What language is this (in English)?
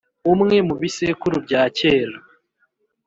Kinyarwanda